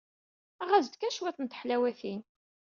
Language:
Kabyle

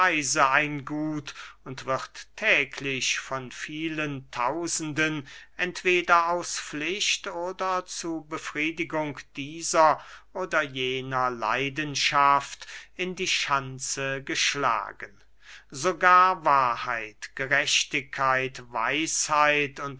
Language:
German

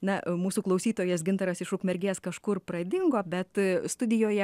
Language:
Lithuanian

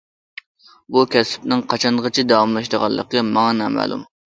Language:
Uyghur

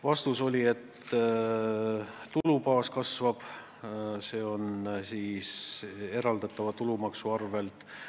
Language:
Estonian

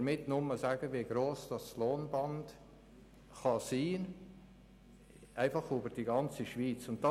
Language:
Swiss German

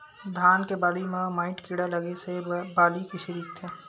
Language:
Chhattisgarhi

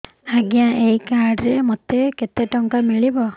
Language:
Odia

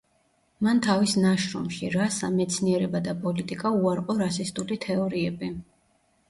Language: Georgian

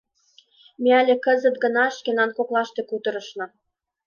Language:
Mari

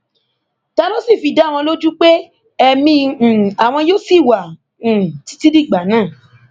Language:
Yoruba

